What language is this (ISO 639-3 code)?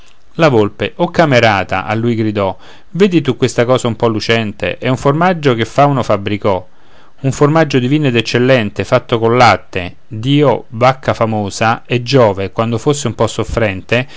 ita